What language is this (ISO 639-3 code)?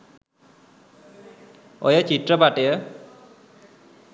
sin